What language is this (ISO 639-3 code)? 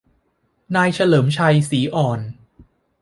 tha